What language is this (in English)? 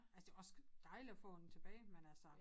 Danish